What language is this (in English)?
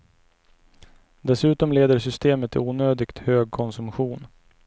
Swedish